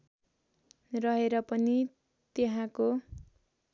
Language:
Nepali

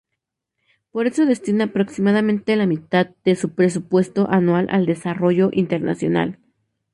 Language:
Spanish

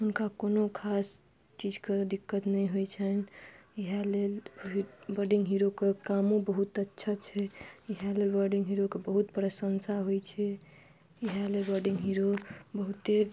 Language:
Maithili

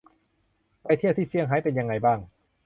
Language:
Thai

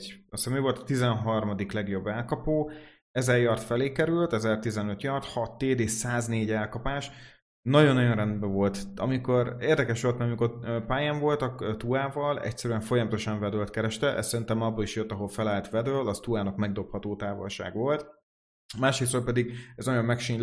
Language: Hungarian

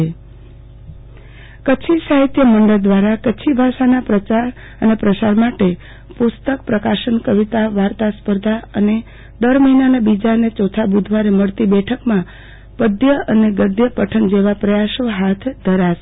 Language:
Gujarati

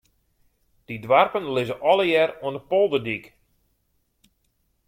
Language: Western Frisian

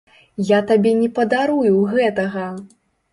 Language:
Belarusian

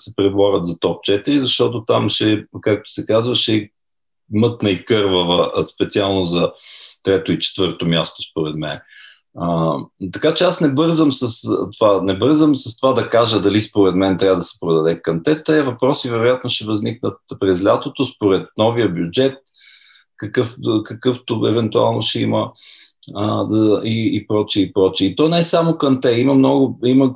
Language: Bulgarian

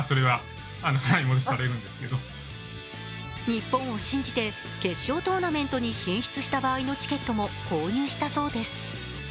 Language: Japanese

